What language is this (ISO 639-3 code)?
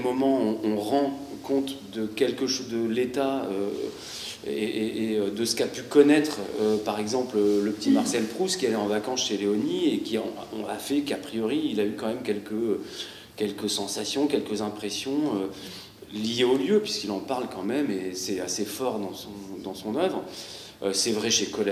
fra